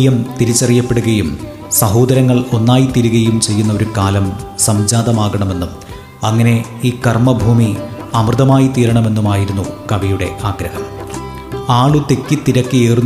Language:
Malayalam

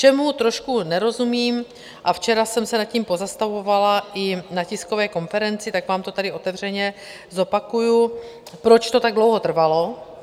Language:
Czech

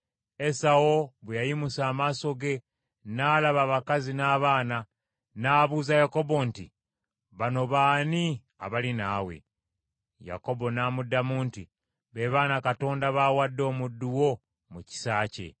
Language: Ganda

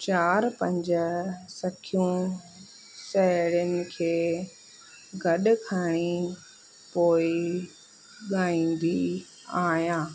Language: Sindhi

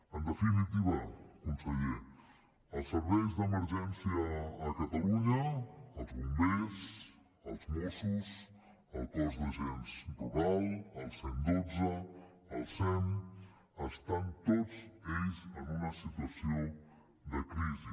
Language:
Catalan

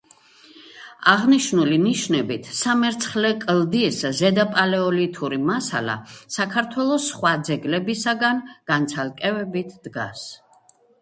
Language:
Georgian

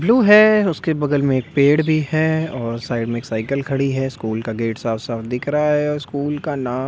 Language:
Hindi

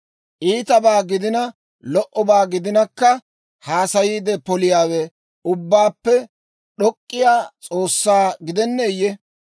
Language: Dawro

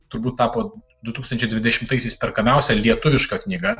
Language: Lithuanian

